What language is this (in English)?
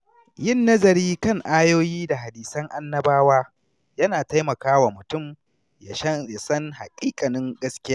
Hausa